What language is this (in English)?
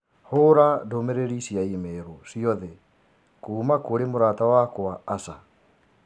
Kikuyu